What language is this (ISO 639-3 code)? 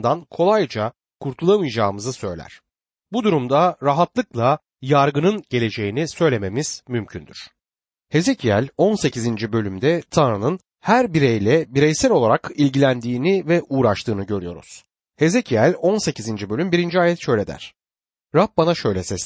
tur